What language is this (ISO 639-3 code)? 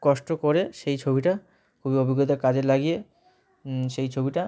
ben